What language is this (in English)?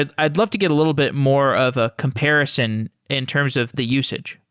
English